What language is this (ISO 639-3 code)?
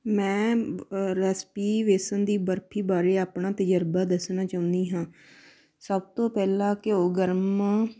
pan